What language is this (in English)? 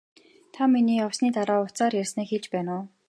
Mongolian